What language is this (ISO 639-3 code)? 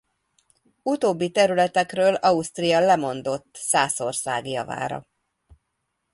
hun